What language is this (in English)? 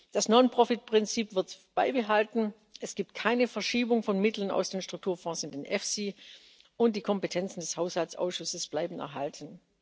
German